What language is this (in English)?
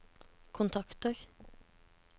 Norwegian